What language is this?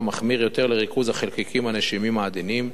Hebrew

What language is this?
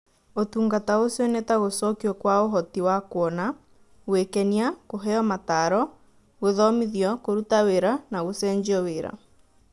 Kikuyu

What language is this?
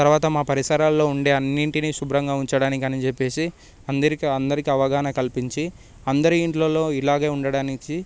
Telugu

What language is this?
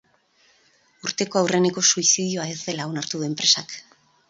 Basque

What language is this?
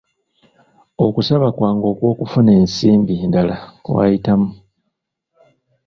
Ganda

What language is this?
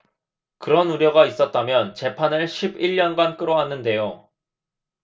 Korean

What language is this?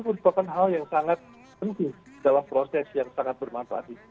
Indonesian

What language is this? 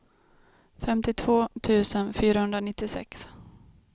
Swedish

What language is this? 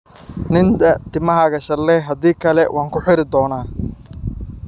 Somali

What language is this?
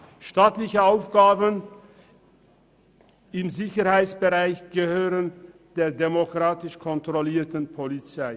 Swiss German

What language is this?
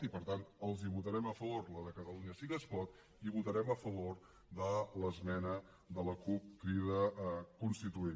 Catalan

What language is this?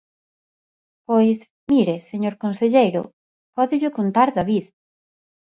Galician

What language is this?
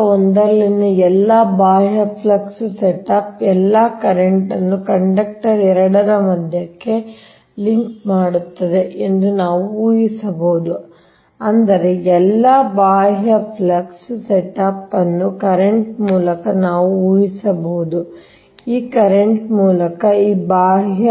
Kannada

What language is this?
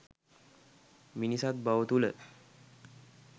Sinhala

